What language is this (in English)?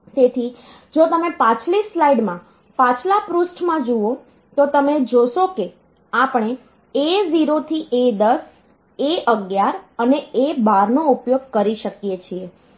Gujarati